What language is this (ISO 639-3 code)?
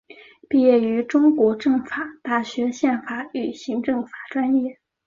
zho